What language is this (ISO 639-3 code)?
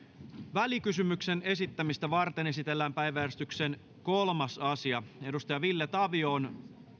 fin